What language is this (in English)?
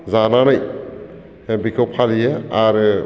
Bodo